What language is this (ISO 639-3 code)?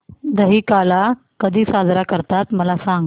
mar